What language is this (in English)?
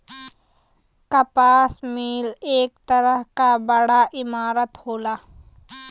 Bhojpuri